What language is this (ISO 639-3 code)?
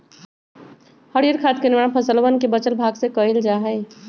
mag